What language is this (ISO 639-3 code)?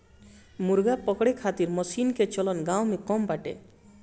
bho